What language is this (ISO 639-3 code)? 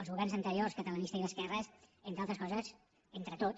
cat